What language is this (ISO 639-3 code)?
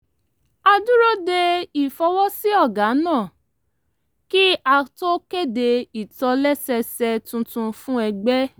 yor